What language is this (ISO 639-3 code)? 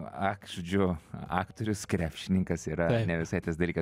lit